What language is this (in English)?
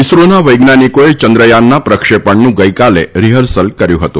Gujarati